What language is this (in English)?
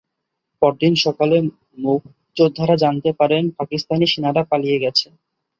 Bangla